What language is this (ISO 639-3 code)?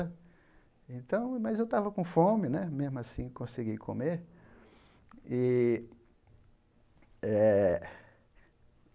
por